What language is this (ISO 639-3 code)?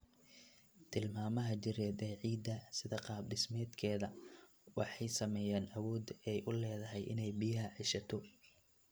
som